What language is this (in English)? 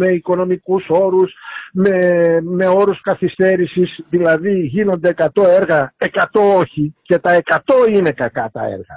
Greek